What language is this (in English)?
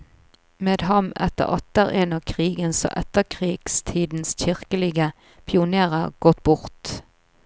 Norwegian